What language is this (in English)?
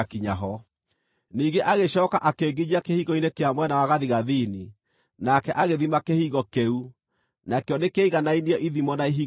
Kikuyu